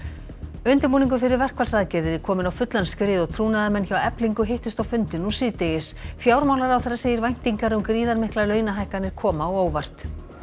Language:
Icelandic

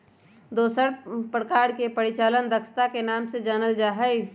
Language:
Magahi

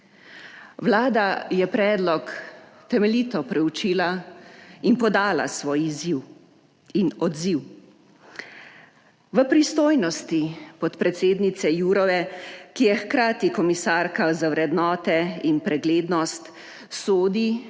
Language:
Slovenian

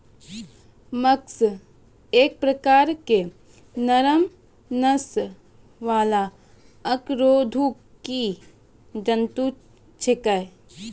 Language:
Maithili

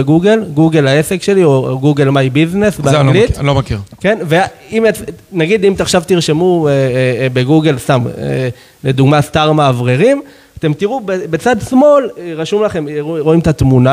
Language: Hebrew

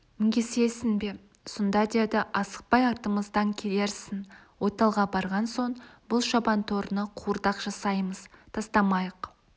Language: Kazakh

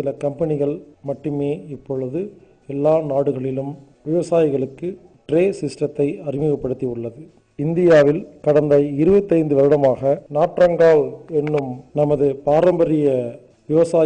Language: Turkish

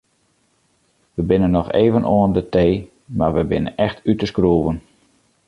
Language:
Western Frisian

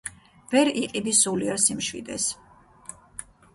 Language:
Georgian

